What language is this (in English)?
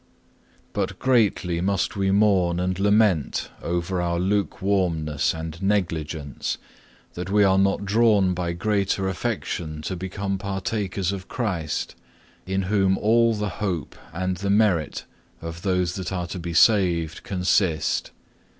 English